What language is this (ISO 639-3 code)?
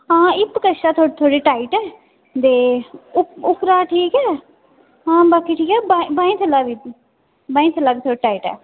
doi